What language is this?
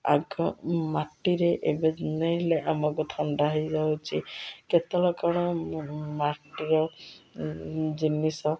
Odia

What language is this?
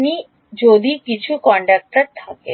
Bangla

